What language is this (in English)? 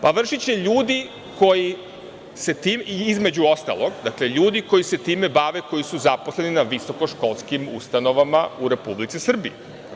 Serbian